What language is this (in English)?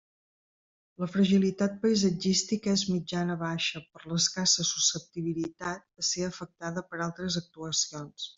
Catalan